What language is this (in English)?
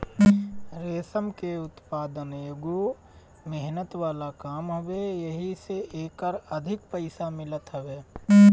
Bhojpuri